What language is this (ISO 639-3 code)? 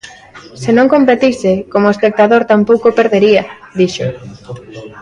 glg